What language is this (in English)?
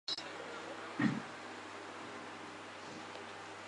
Chinese